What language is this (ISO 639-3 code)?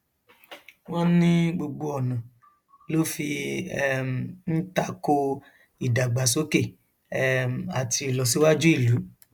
yor